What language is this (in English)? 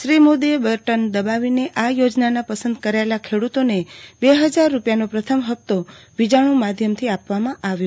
Gujarati